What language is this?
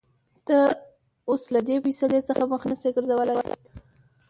Pashto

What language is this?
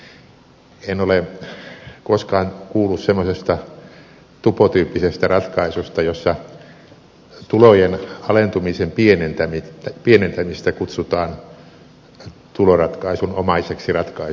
Finnish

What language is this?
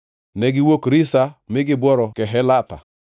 Luo (Kenya and Tanzania)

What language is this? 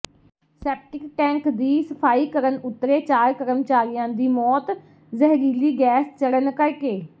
Punjabi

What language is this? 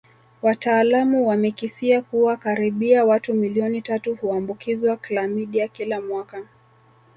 Swahili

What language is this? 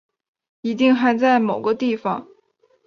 Chinese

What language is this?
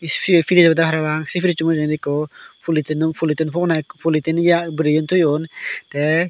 Chakma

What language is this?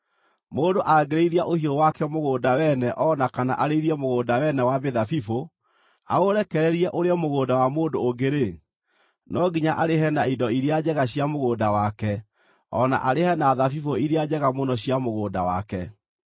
Kikuyu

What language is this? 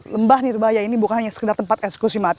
Indonesian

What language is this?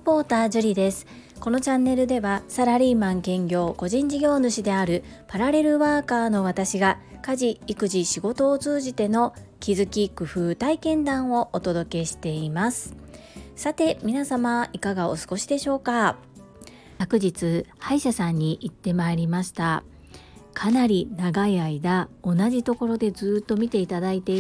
Japanese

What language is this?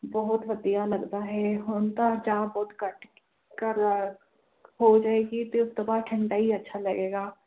Punjabi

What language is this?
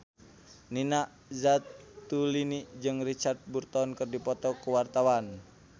Sundanese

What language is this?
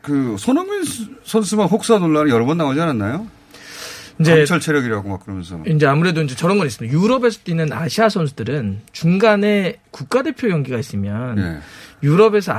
Korean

